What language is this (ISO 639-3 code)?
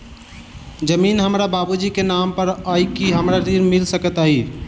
mai